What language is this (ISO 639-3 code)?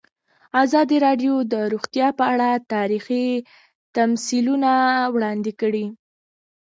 pus